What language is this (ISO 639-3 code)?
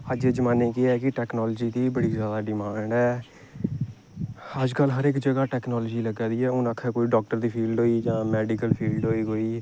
doi